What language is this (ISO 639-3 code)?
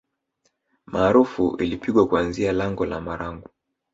swa